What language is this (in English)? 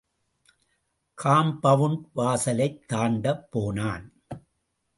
Tamil